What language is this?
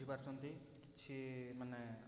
Odia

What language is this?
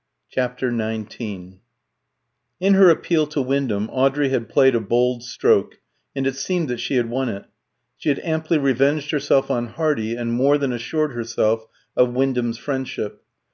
English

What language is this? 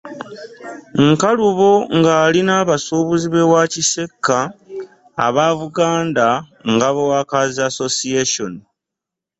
Ganda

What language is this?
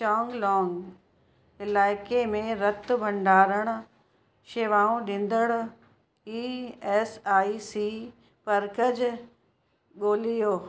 Sindhi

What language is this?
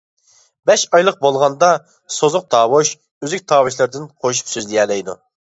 Uyghur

